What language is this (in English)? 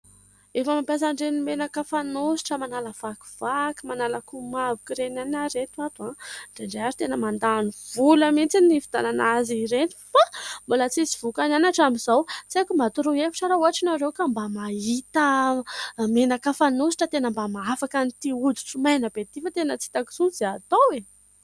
Malagasy